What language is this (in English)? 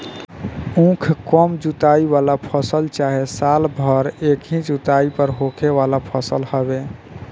Bhojpuri